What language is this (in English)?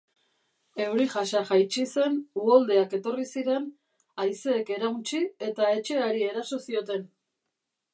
Basque